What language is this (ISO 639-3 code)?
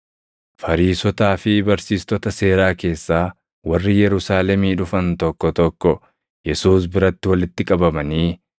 orm